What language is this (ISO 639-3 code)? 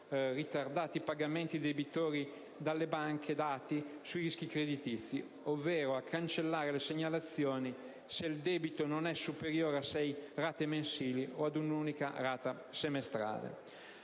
ita